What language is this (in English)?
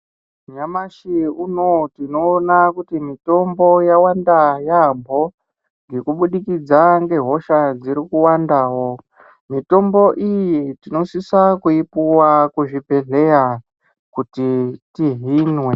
Ndau